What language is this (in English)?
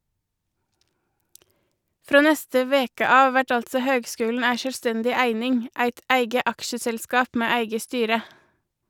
Norwegian